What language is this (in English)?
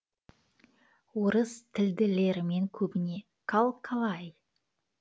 Kazakh